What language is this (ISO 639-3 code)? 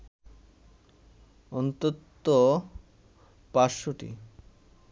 ben